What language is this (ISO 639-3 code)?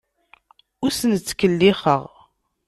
kab